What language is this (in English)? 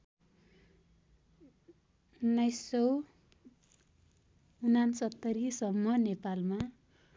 Nepali